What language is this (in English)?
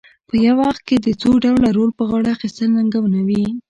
Pashto